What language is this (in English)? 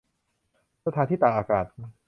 Thai